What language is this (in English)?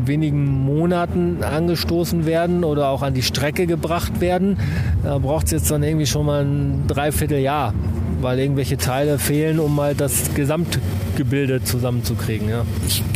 German